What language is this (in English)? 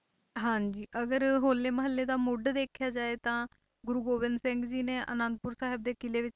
Punjabi